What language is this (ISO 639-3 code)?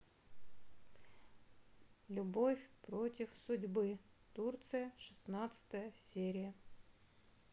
rus